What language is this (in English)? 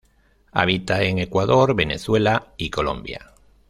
Spanish